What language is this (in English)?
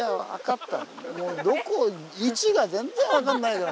Japanese